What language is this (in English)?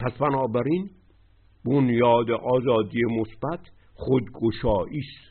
Persian